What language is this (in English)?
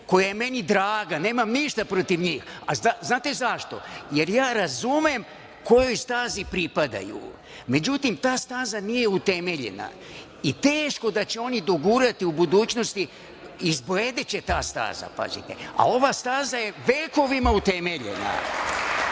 Serbian